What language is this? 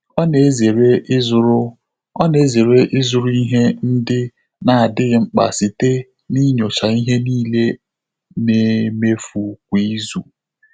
Igbo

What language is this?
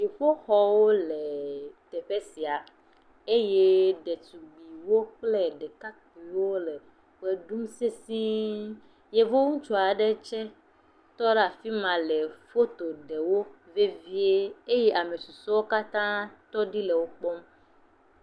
Ewe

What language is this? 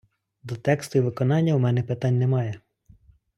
Ukrainian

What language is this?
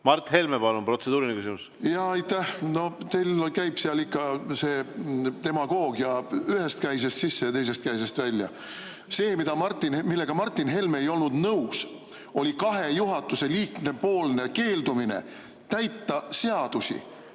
Estonian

